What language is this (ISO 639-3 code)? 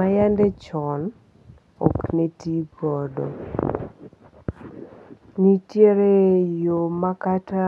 luo